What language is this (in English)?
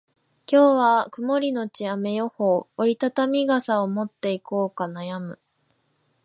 Japanese